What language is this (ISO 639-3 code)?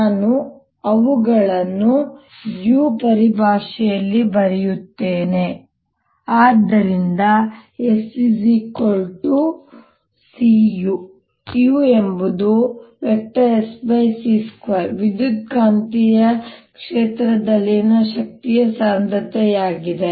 kan